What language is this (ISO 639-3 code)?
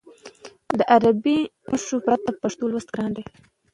pus